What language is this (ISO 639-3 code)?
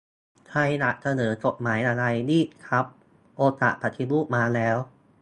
tha